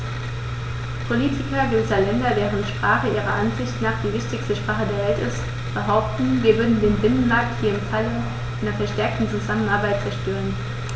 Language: German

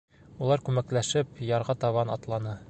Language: Bashkir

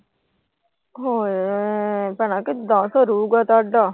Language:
Punjabi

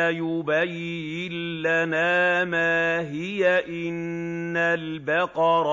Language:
Arabic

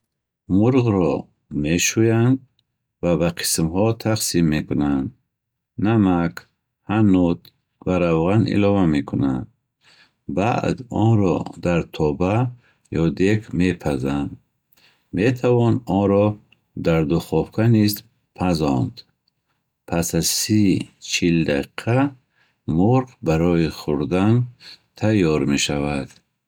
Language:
Bukharic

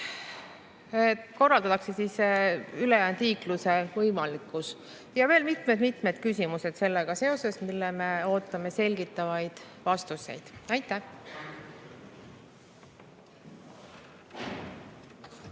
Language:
Estonian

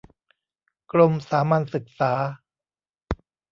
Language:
Thai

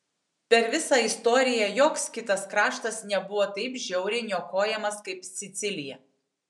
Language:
Lithuanian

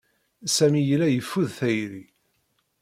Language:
Kabyle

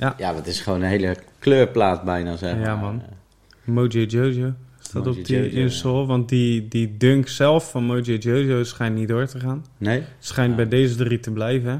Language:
Dutch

